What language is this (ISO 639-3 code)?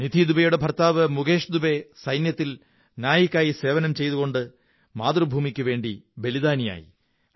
mal